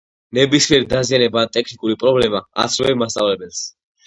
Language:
Georgian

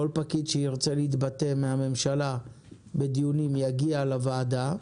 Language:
Hebrew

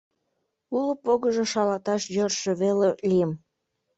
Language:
Mari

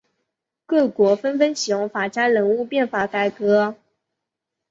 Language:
Chinese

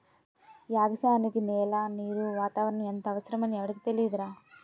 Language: Telugu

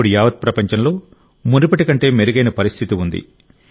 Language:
Telugu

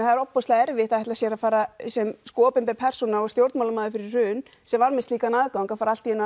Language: Icelandic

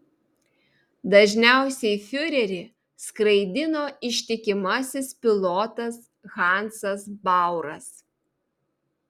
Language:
Lithuanian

